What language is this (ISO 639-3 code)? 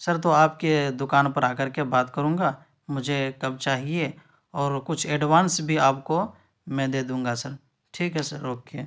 urd